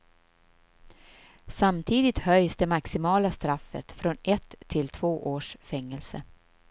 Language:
Swedish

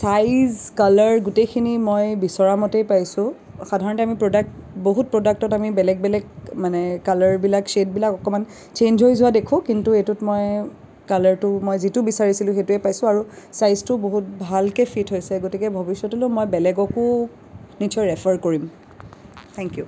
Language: Assamese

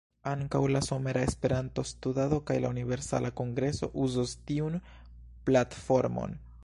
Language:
Esperanto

